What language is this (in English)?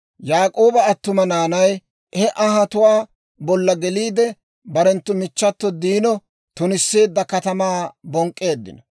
Dawro